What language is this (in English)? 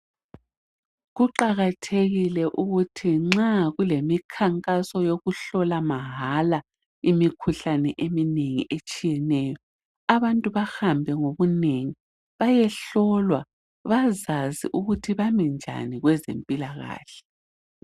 North Ndebele